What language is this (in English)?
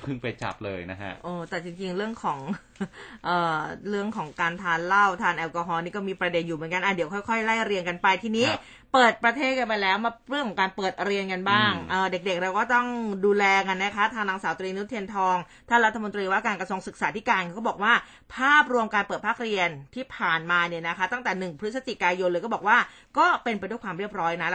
Thai